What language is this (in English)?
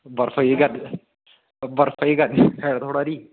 Dogri